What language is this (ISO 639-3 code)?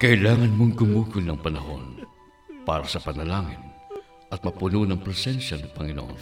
fil